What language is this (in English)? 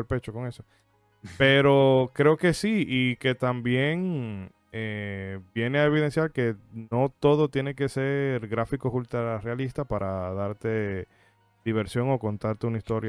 Spanish